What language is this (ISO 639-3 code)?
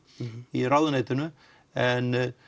isl